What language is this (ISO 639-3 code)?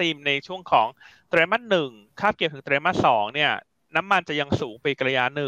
tha